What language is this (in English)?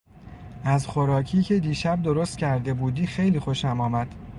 Persian